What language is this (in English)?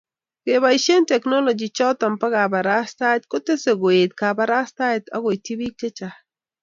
Kalenjin